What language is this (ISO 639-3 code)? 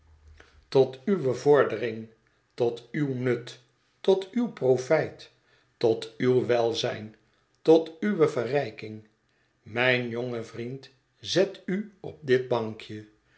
nld